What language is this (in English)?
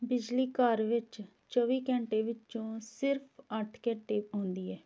Punjabi